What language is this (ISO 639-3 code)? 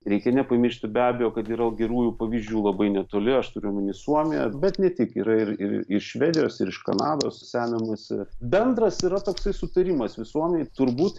lit